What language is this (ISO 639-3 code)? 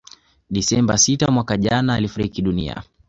swa